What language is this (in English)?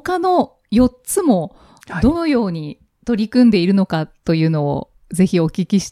Japanese